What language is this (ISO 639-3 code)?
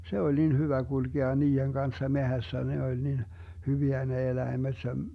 fin